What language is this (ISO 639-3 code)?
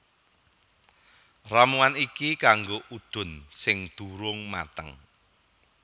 jav